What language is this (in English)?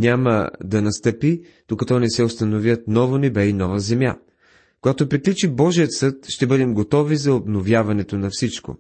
Bulgarian